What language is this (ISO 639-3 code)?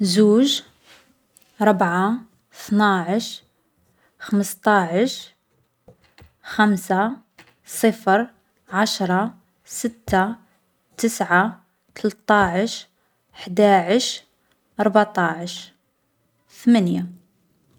arq